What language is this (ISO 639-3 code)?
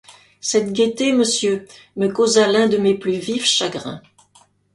fra